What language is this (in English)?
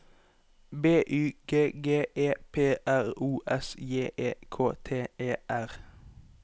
Norwegian